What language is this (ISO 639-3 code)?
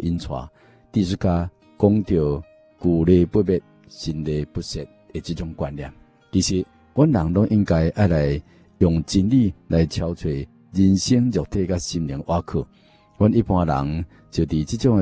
zho